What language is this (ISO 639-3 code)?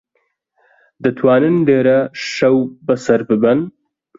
ckb